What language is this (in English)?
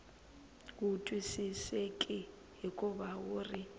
Tsonga